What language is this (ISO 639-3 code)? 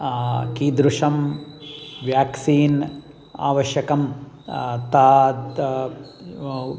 san